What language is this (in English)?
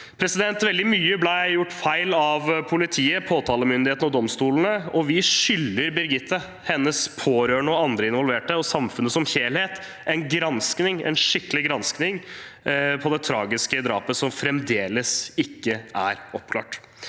Norwegian